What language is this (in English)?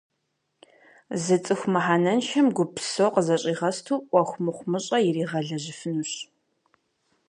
Kabardian